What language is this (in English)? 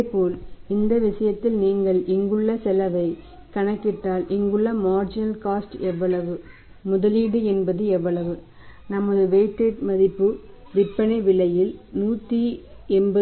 Tamil